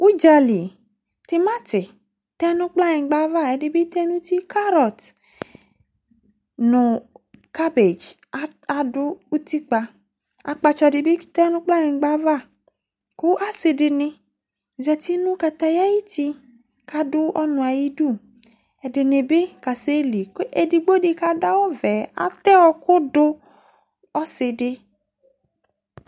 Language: Ikposo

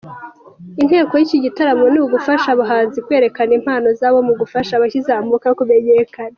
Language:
Kinyarwanda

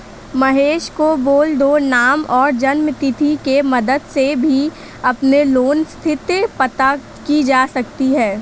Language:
Hindi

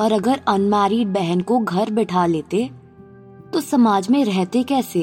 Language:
Hindi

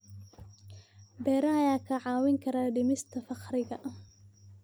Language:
Somali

